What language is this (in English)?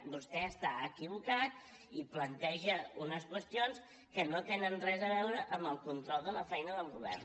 Catalan